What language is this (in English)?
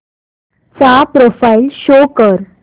Marathi